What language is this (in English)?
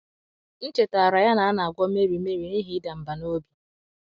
Igbo